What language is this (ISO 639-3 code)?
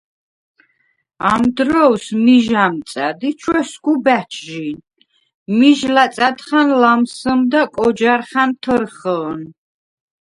sva